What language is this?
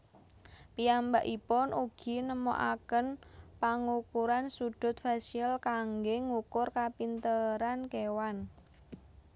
Javanese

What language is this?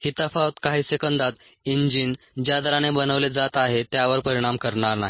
Marathi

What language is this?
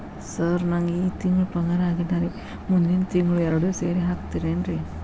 Kannada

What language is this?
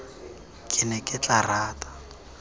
Tswana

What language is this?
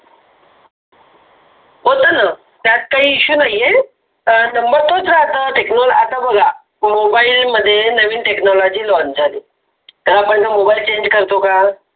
Marathi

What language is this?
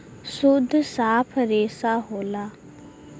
Bhojpuri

